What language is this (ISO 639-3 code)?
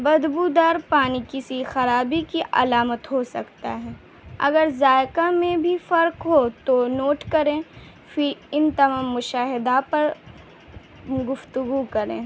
urd